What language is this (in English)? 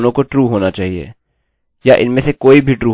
Hindi